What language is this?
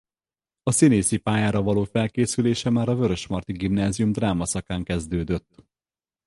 Hungarian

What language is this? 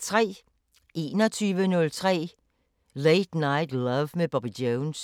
Danish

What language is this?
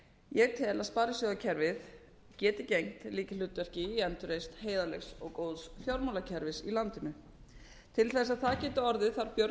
Icelandic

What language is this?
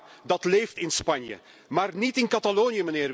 Dutch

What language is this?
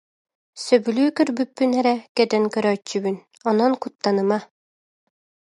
Yakut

